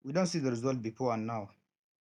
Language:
Nigerian Pidgin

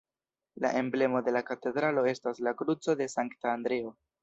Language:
Esperanto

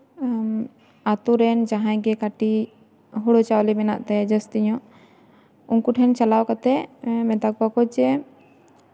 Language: Santali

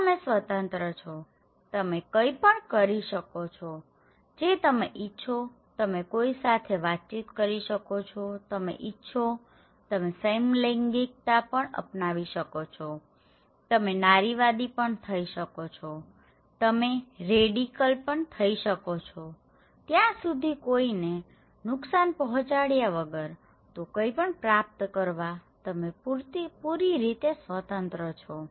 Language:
Gujarati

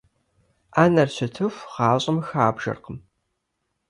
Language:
Kabardian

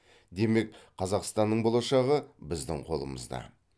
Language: Kazakh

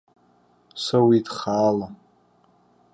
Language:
Abkhazian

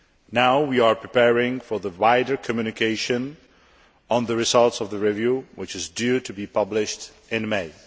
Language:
English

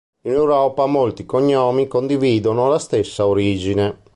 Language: Italian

